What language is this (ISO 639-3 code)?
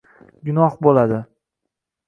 uzb